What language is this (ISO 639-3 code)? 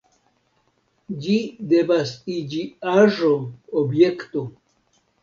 epo